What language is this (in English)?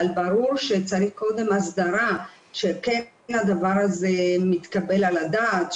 Hebrew